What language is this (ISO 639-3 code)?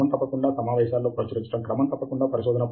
tel